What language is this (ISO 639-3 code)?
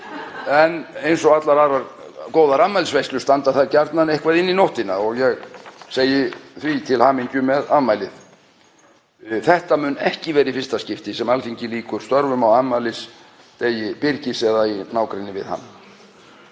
isl